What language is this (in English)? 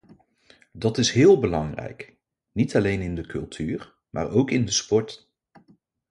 Dutch